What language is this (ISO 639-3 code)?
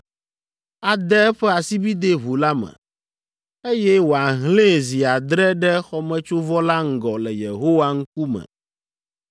ewe